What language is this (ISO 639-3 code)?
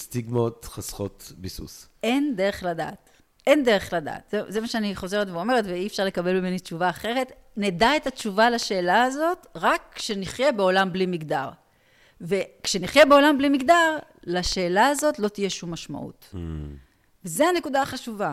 heb